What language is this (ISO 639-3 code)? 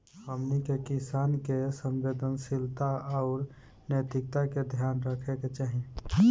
bho